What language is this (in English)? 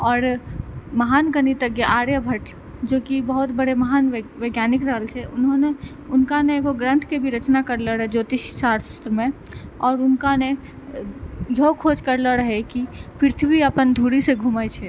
Maithili